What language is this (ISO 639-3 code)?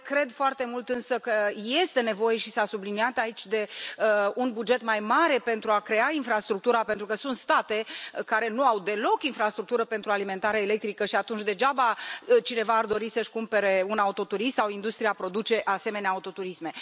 ron